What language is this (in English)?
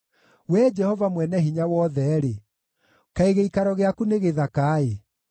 Kikuyu